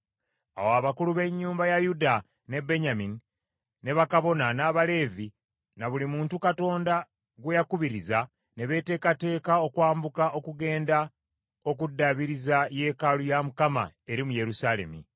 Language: Ganda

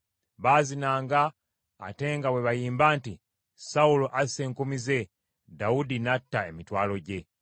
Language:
Ganda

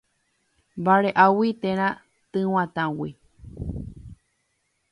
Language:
Guarani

